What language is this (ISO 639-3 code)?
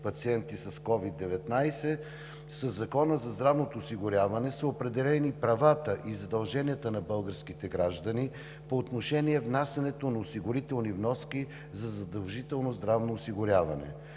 bul